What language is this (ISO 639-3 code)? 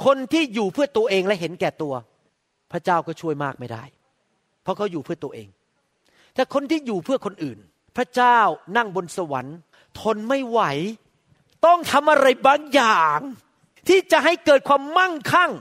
tha